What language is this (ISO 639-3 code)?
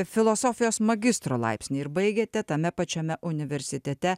lit